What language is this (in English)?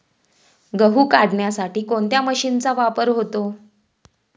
Marathi